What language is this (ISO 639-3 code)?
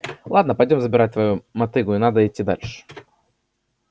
rus